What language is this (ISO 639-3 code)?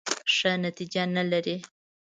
pus